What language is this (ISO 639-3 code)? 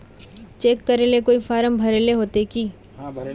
mag